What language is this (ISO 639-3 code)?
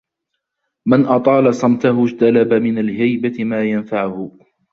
ara